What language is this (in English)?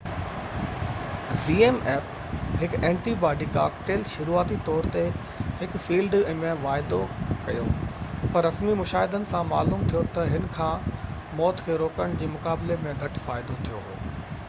Sindhi